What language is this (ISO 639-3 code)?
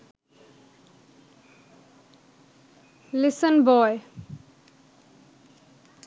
ben